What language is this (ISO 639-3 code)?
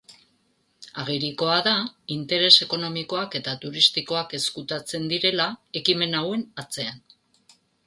eus